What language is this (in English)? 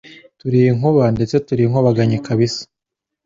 Kinyarwanda